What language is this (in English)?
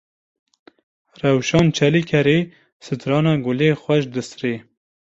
Kurdish